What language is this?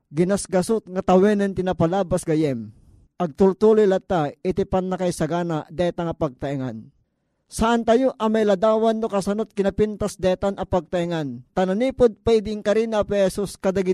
Filipino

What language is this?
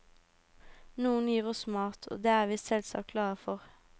Norwegian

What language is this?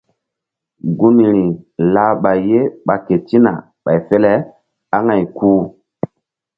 Mbum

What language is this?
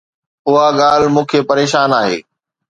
Sindhi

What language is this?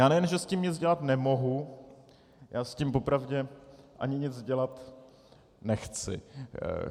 Czech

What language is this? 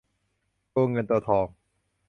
Thai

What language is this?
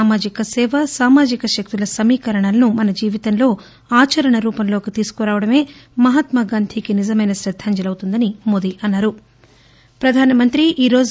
Telugu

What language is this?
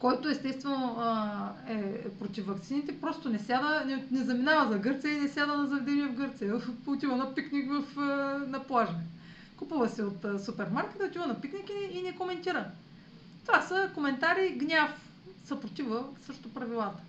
Bulgarian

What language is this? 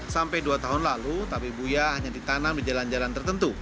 Indonesian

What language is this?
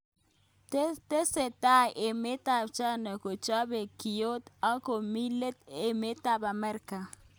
Kalenjin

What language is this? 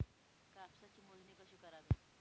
Marathi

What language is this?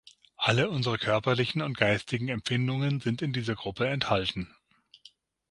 German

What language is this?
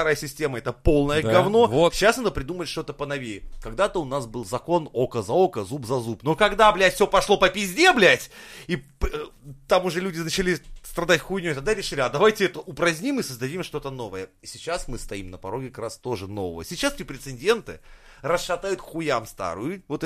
Russian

